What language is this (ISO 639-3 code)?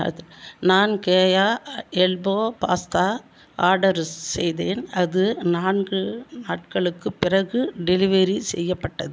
tam